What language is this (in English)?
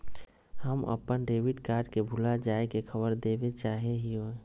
Magahi